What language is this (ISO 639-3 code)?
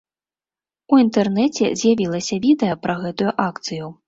bel